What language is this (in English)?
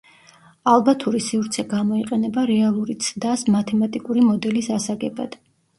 Georgian